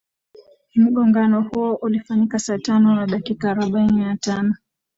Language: Swahili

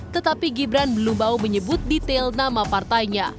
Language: Indonesian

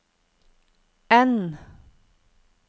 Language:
Norwegian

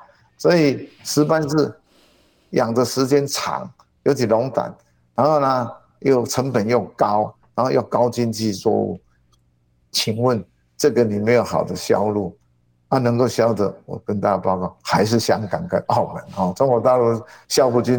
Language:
Chinese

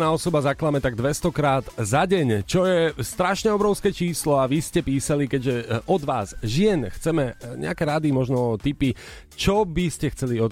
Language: Slovak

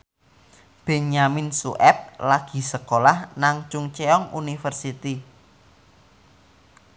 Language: Javanese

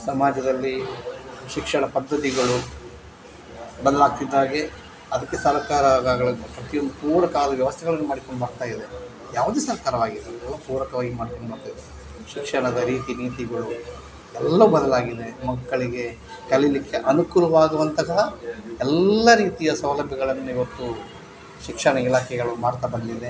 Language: Kannada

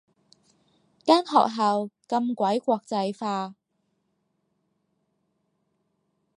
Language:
Cantonese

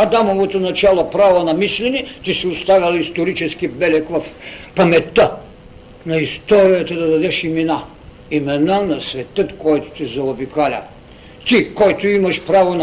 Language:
Bulgarian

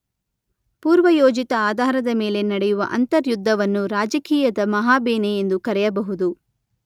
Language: Kannada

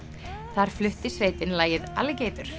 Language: Icelandic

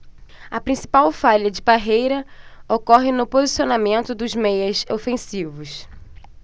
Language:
Portuguese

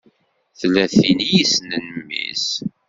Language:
Kabyle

